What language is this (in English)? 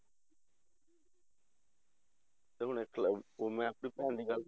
Punjabi